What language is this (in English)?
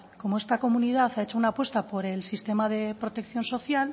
Spanish